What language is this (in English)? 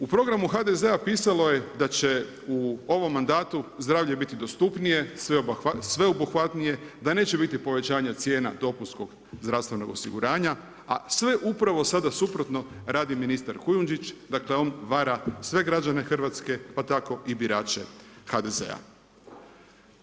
Croatian